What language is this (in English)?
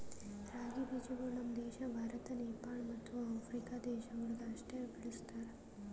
Kannada